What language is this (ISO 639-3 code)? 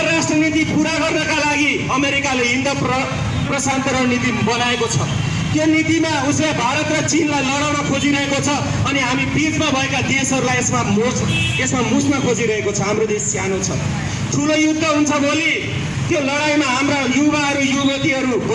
nep